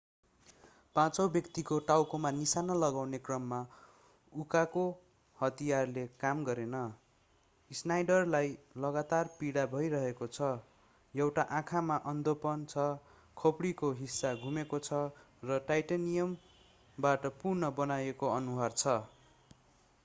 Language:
Nepali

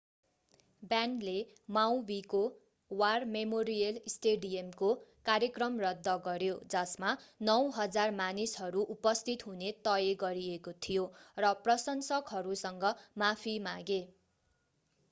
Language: Nepali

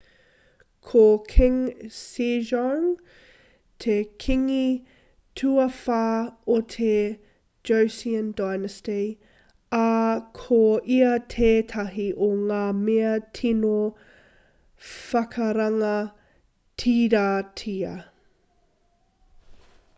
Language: Māori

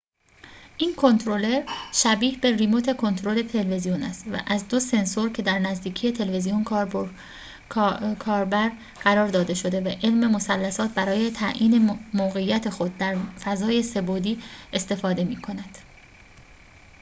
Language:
Persian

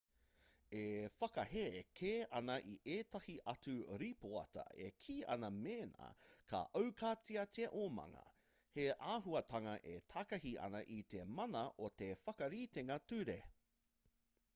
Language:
Māori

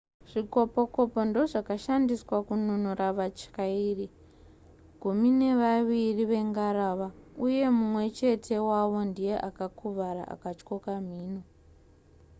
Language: Shona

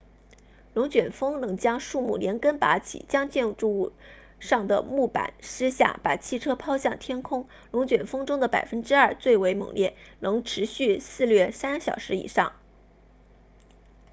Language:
Chinese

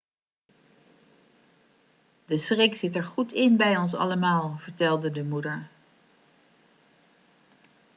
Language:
Dutch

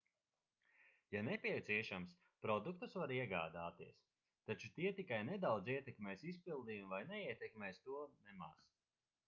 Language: Latvian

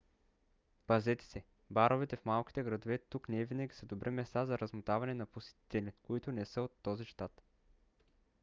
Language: Bulgarian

